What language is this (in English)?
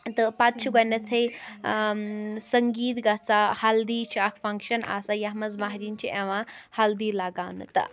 Kashmiri